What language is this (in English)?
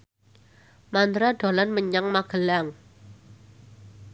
Javanese